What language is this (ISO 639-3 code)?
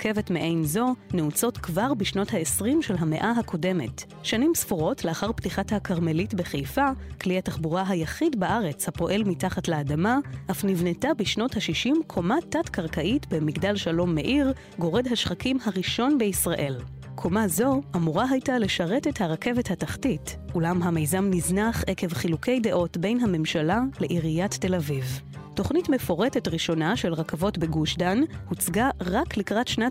heb